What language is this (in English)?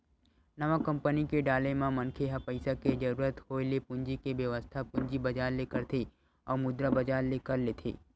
Chhattisgarhi